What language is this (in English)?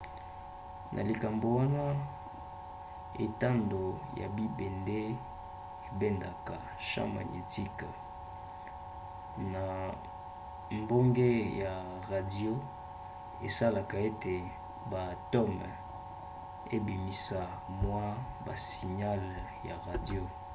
Lingala